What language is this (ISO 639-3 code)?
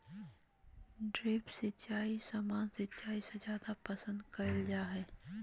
mag